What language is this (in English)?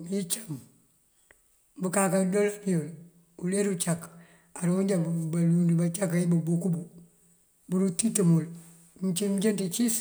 Mandjak